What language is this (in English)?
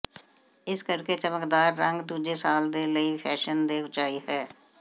Punjabi